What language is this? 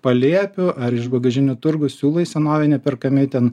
Lithuanian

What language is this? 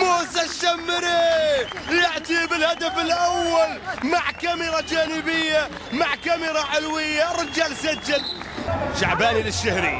Arabic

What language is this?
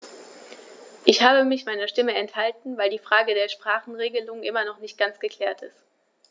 German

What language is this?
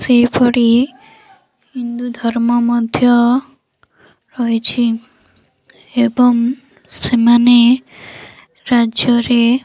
Odia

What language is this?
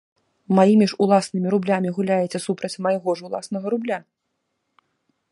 Belarusian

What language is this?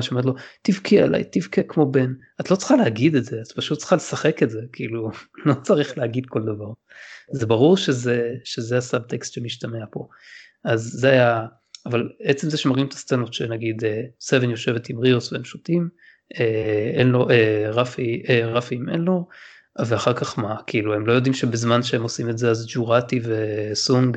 Hebrew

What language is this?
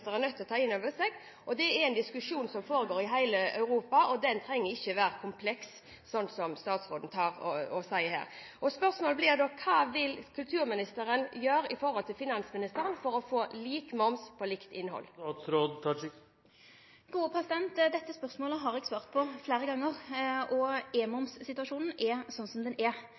Norwegian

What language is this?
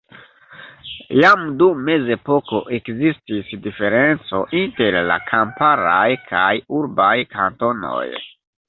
Esperanto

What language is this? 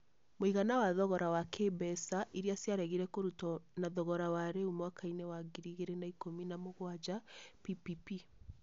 Kikuyu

